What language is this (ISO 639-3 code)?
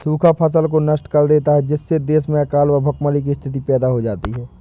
hin